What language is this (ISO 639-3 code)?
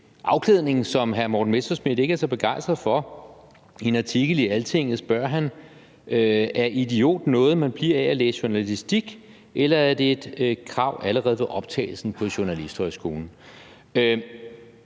dan